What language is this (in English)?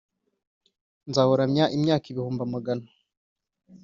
Kinyarwanda